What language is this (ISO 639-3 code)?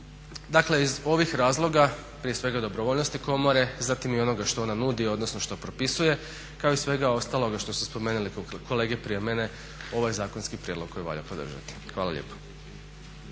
hrv